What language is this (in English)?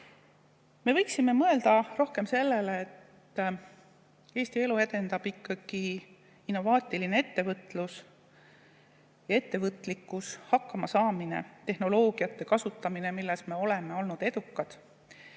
Estonian